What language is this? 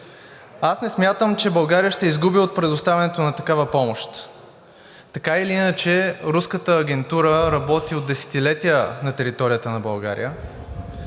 Bulgarian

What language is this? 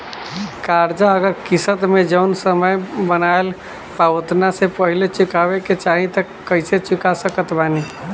Bhojpuri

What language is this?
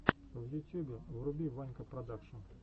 Russian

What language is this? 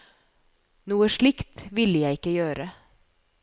Norwegian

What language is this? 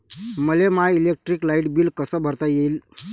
Marathi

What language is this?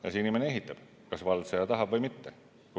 Estonian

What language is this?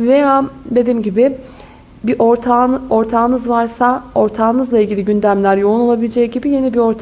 Turkish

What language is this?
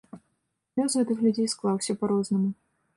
Belarusian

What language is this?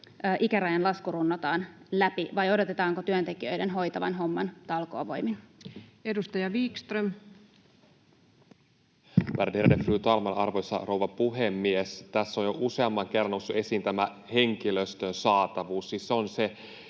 Finnish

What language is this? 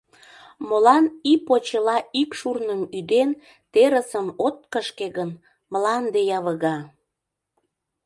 Mari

